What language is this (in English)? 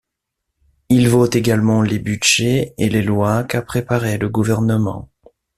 French